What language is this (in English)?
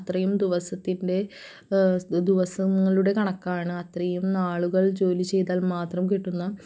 Malayalam